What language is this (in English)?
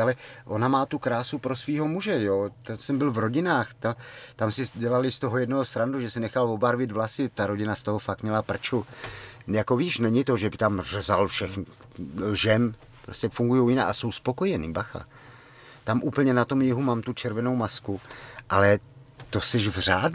Czech